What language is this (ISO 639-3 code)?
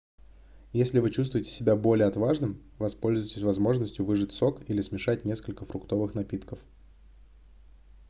rus